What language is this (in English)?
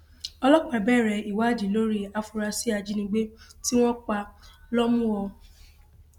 Yoruba